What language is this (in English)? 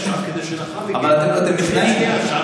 Hebrew